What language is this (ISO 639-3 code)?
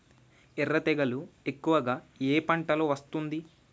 tel